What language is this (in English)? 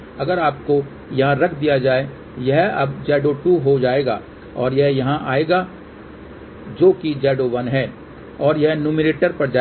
Hindi